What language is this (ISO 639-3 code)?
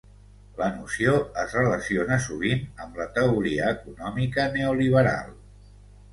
cat